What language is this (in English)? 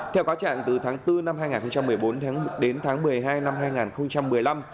Vietnamese